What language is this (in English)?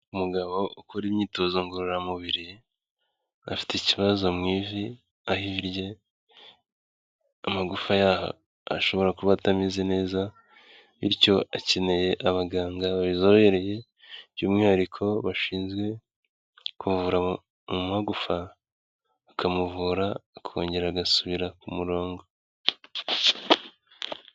Kinyarwanda